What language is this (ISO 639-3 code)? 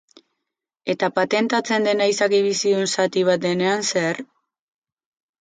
eus